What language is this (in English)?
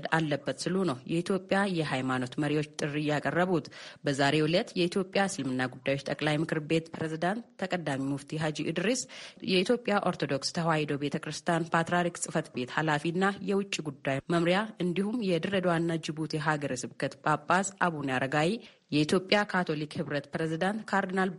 Amharic